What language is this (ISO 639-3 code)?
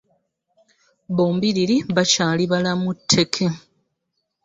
lug